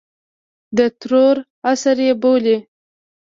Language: Pashto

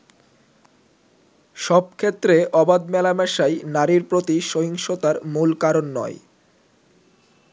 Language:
Bangla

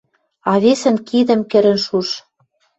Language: Western Mari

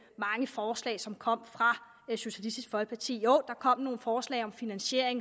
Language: Danish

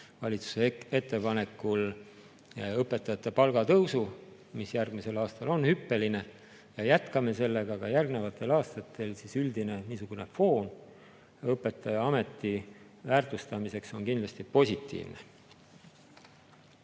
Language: Estonian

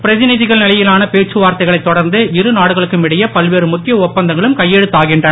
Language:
Tamil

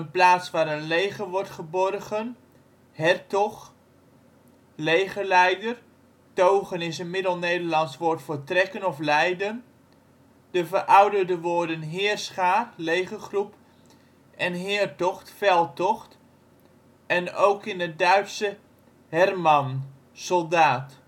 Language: Dutch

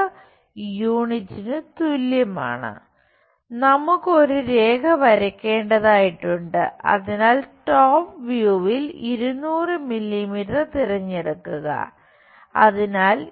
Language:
Malayalam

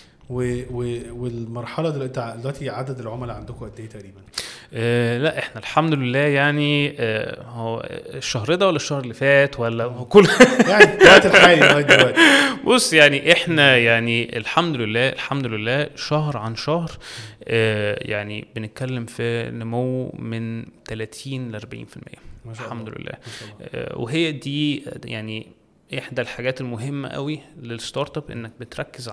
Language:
Arabic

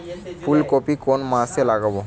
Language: Bangla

